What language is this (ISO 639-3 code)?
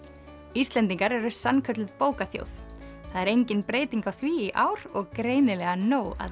isl